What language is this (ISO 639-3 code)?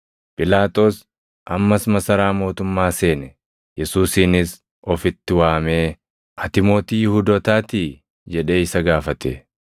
orm